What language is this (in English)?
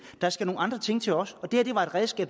Danish